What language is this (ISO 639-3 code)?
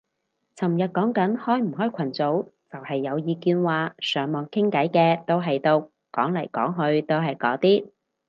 yue